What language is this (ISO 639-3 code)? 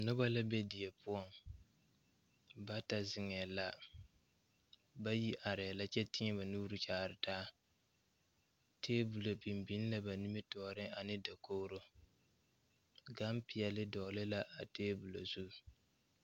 dga